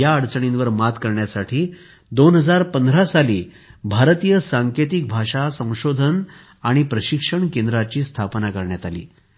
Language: Marathi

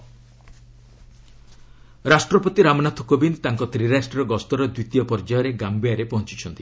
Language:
Odia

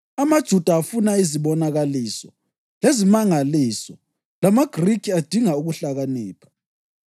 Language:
North Ndebele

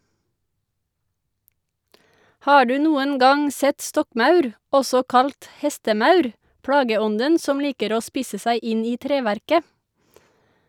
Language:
Norwegian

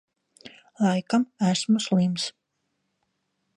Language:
Latvian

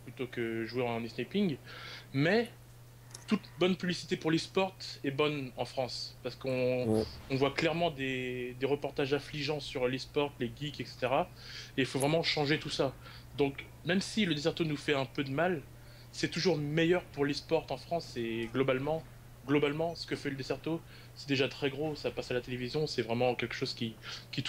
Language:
French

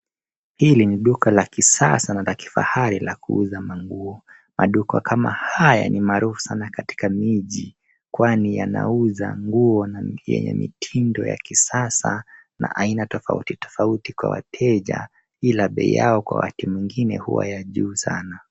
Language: Swahili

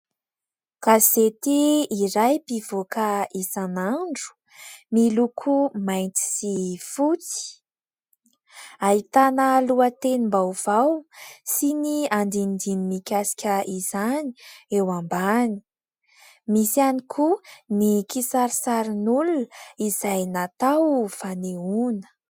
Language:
Malagasy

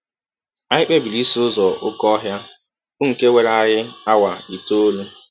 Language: Igbo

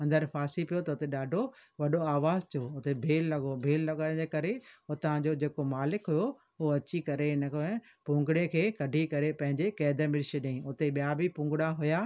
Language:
Sindhi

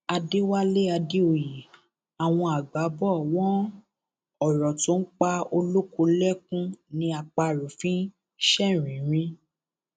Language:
Yoruba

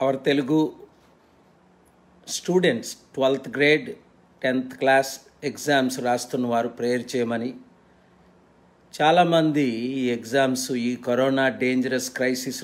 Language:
Hindi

